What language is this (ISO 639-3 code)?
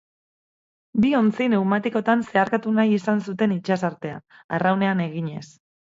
eus